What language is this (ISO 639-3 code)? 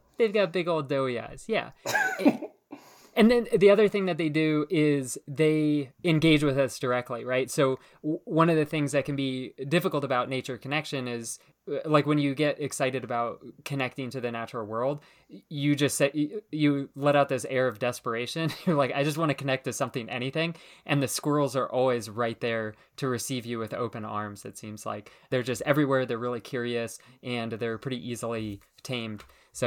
eng